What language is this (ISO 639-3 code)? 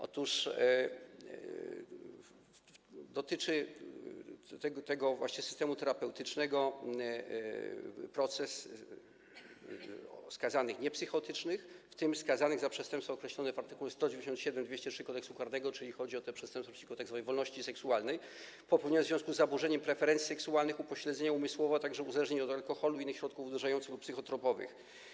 pol